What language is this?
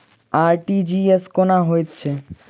Maithili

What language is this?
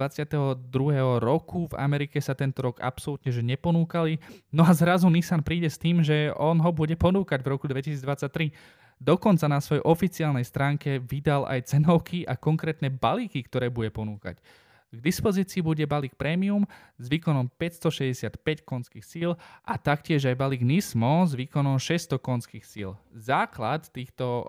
Slovak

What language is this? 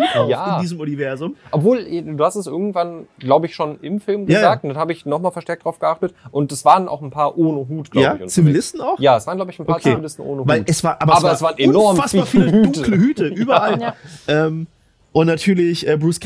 German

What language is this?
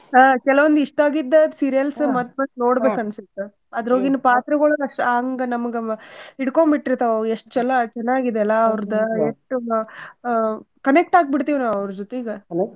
Kannada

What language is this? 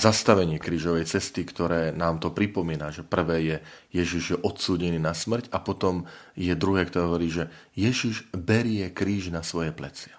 Slovak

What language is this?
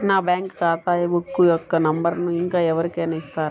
Telugu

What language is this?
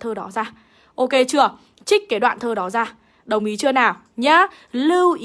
Vietnamese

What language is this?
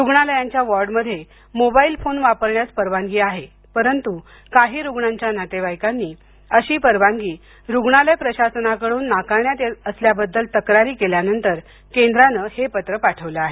Marathi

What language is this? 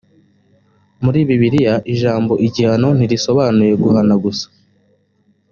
Kinyarwanda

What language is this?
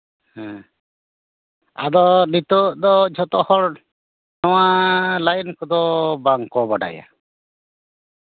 Santali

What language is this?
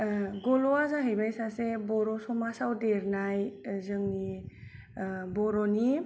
Bodo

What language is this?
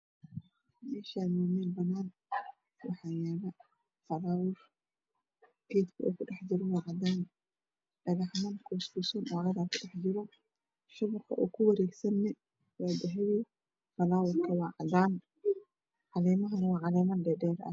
Somali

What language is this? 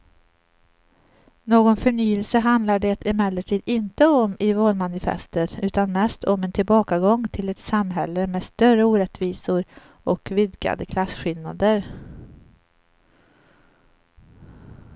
Swedish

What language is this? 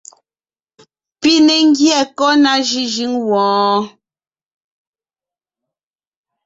Ngiemboon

